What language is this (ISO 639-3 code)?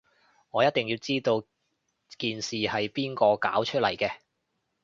yue